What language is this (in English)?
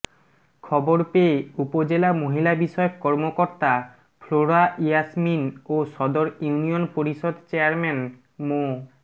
Bangla